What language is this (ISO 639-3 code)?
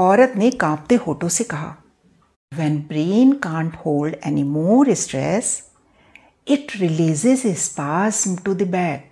hin